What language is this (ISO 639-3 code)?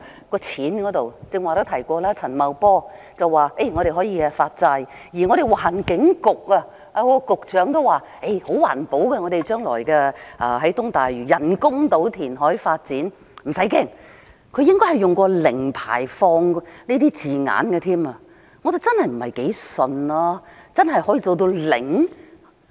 yue